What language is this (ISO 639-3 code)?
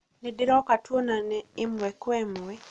kik